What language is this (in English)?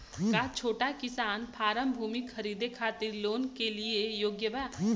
Bhojpuri